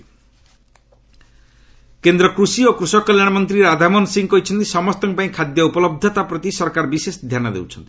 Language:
Odia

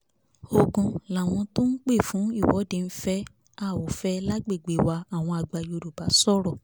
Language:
Yoruba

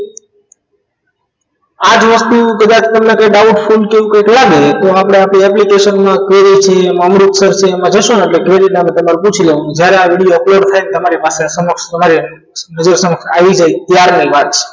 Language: Gujarati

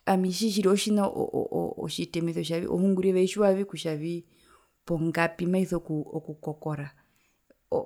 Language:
Herero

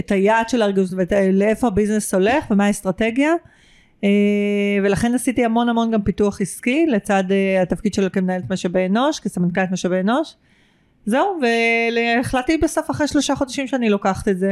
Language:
Hebrew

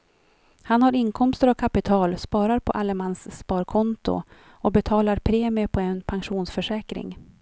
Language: Swedish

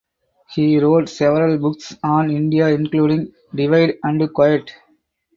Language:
English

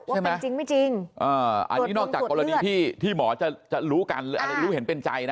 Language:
Thai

